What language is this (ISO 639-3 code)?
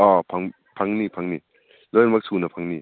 mni